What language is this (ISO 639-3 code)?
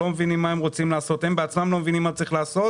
heb